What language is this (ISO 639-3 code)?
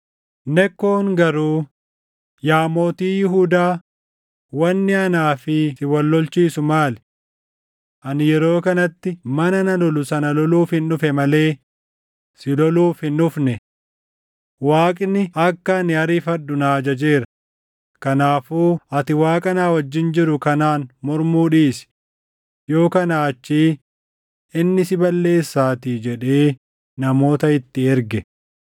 orm